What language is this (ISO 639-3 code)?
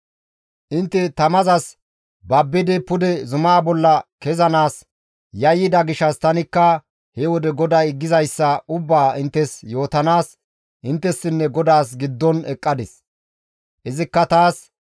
gmv